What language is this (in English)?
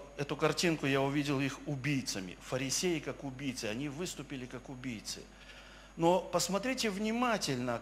Russian